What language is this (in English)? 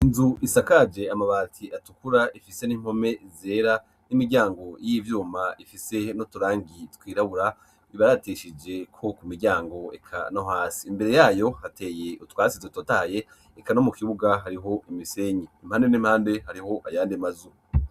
Rundi